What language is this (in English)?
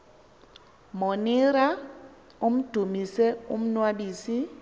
Xhosa